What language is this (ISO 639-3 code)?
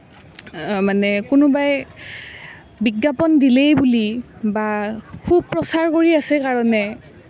asm